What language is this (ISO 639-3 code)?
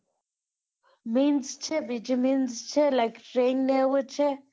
guj